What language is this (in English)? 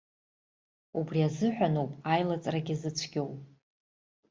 Abkhazian